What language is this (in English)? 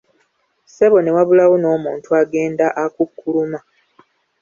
Ganda